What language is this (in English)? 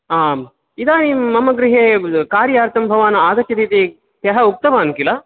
Sanskrit